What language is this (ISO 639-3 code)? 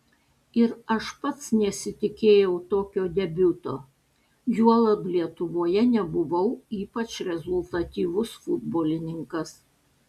lit